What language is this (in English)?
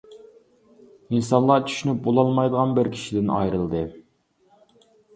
Uyghur